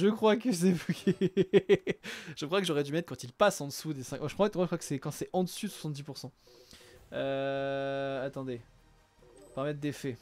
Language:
French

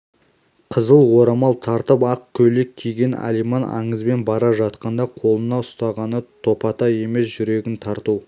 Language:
Kazakh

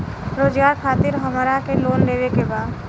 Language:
Bhojpuri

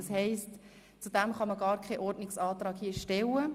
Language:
Swiss German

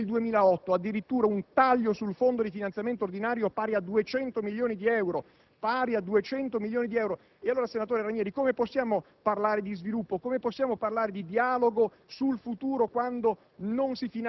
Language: Italian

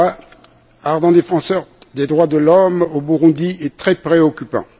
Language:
French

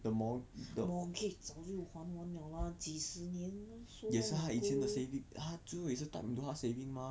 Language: English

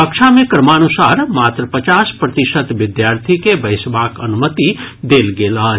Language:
Maithili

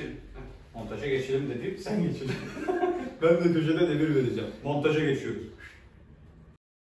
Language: Turkish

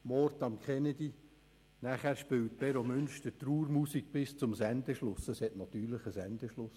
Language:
Swiss German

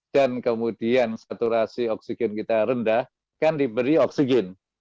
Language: Indonesian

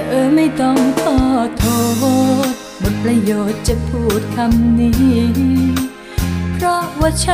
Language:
Thai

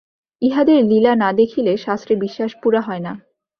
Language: Bangla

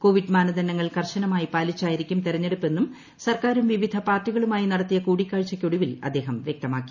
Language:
Malayalam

